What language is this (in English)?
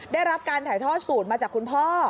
Thai